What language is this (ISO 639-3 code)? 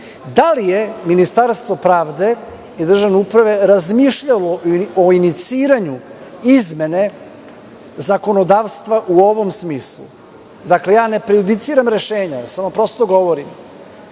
srp